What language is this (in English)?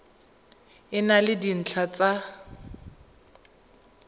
Tswana